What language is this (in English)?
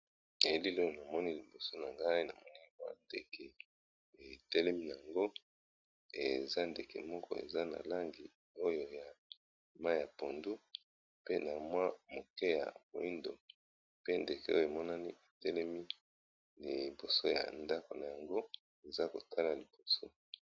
Lingala